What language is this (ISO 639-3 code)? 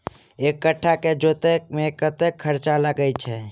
mai